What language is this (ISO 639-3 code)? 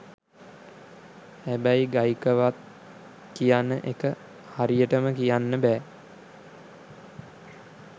sin